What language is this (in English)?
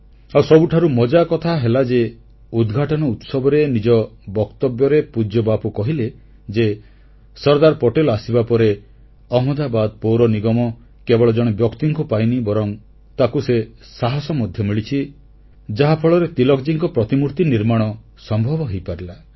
Odia